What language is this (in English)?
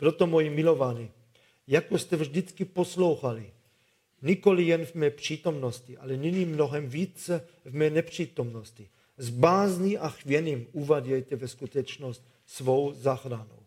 Czech